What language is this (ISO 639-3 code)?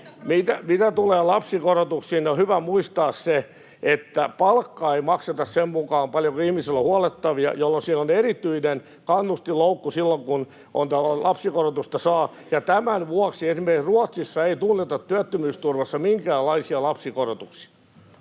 fin